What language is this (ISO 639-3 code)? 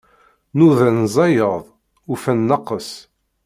kab